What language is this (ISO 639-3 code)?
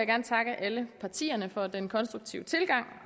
dan